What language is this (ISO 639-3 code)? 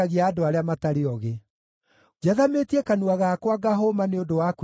kik